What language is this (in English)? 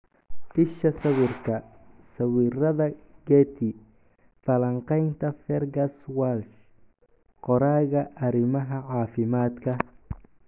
Somali